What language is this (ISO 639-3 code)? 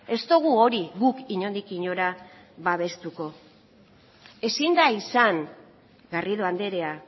eus